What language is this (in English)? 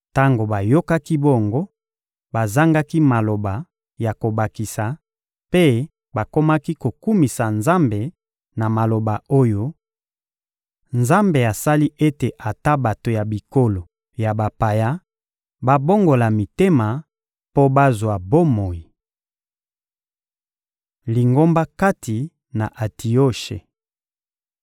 Lingala